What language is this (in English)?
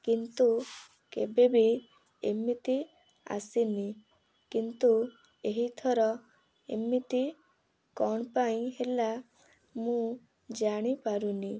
Odia